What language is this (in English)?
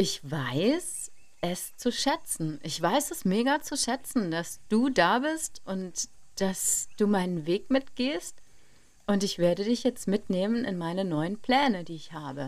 German